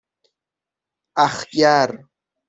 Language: Persian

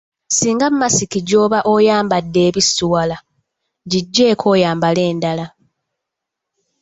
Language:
Ganda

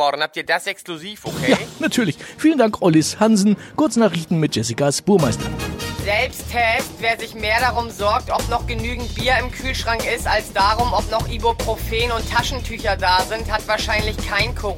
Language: German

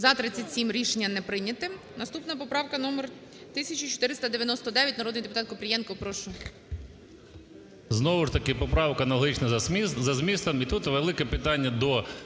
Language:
Ukrainian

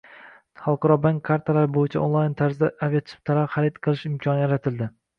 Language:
Uzbek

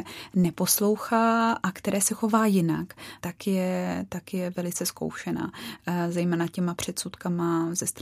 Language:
Czech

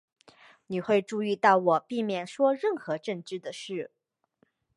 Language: Chinese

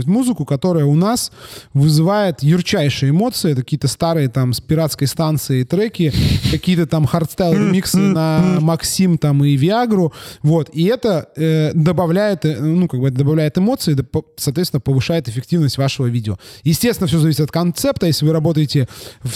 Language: Russian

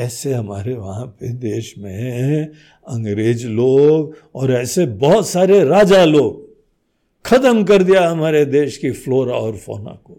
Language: Hindi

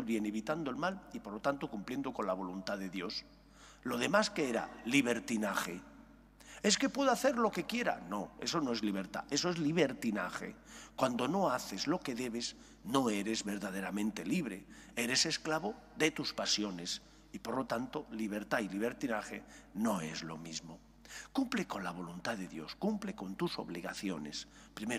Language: Spanish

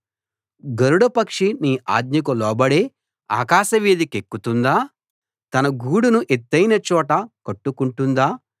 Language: Telugu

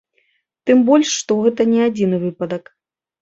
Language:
Belarusian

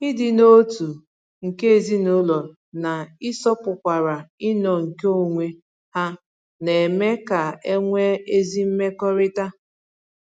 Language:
Igbo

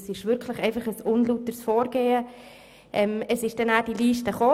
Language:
Swiss German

